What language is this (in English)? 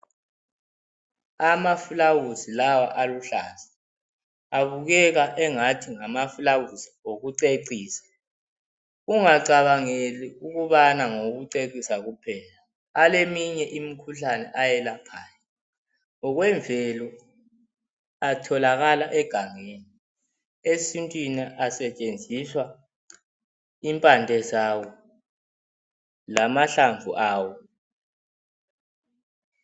North Ndebele